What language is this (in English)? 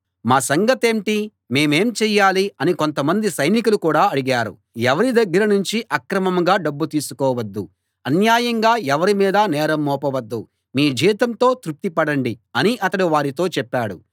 Telugu